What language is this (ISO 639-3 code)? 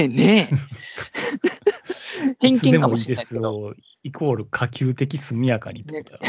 jpn